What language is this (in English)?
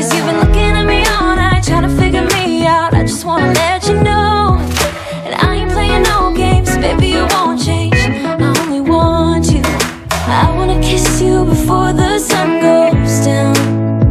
English